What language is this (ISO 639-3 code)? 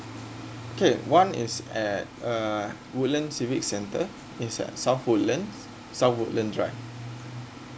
eng